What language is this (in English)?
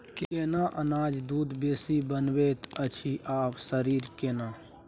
Maithili